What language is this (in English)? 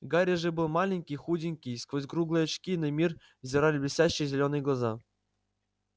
Russian